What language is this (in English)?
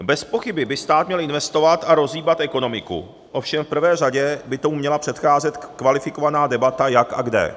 Czech